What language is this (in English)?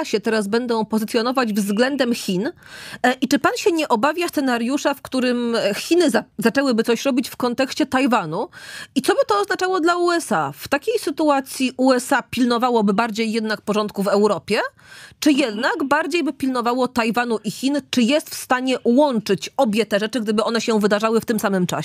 Polish